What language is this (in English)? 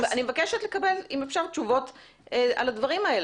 Hebrew